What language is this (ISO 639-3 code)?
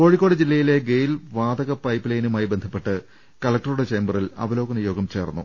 mal